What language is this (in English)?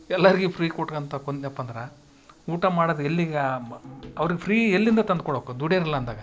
Kannada